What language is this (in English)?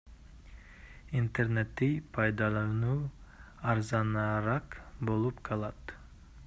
Kyrgyz